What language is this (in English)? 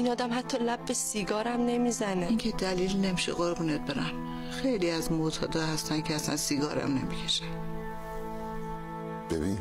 Persian